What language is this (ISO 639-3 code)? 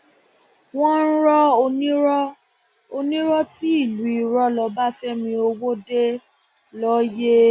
yor